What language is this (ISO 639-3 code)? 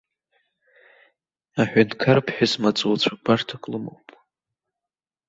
abk